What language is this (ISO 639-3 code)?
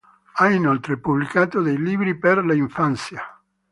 ita